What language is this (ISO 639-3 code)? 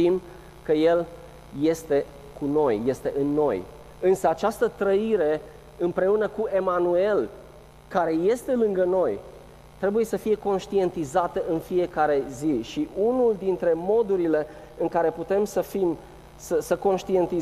ron